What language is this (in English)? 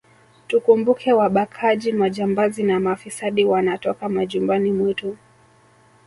Swahili